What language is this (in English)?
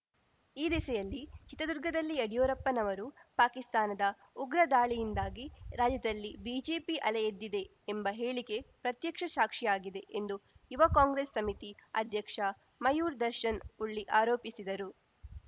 Kannada